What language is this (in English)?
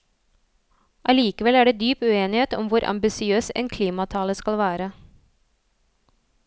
Norwegian